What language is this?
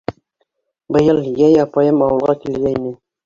Bashkir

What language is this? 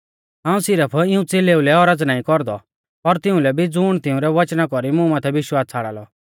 Mahasu Pahari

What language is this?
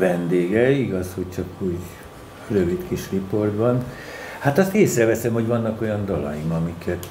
Hungarian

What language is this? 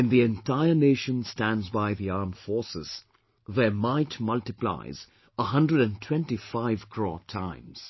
English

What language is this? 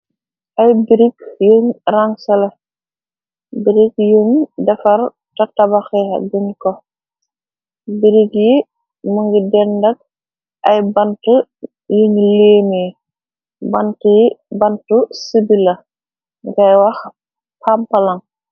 Wolof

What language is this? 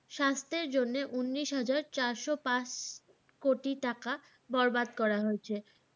Bangla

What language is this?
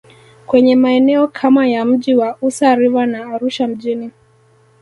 Swahili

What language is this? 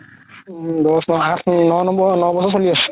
Assamese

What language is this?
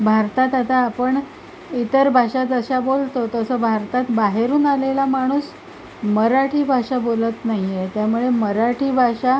Marathi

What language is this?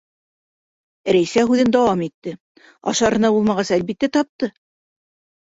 Bashkir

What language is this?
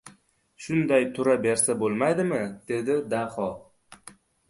Uzbek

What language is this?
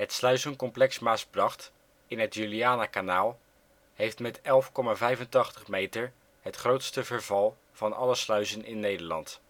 Dutch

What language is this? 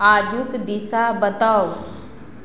Maithili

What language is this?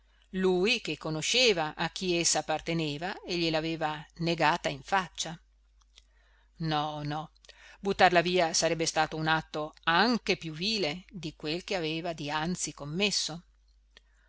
Italian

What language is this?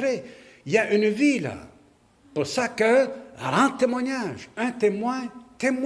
French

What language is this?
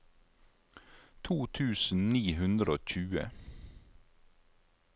Norwegian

